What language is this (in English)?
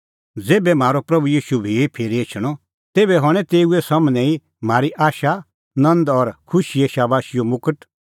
Kullu Pahari